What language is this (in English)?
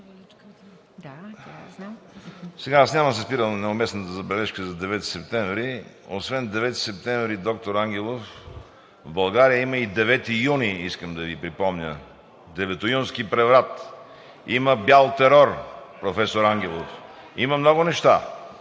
Bulgarian